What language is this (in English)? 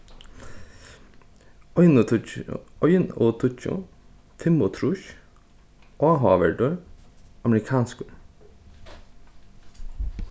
Faroese